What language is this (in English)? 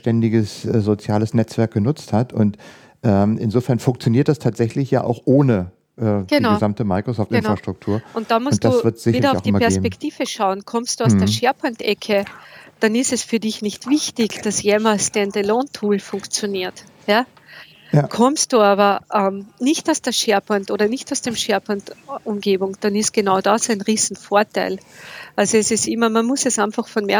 German